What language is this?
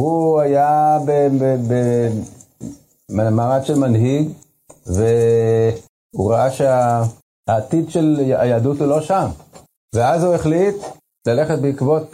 Hebrew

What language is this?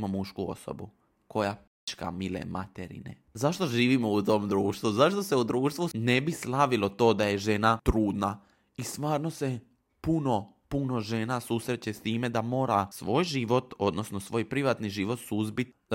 Croatian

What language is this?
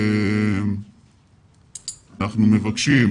Hebrew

